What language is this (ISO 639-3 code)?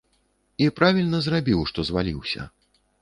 bel